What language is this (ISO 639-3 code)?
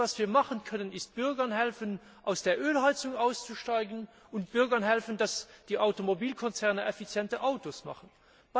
deu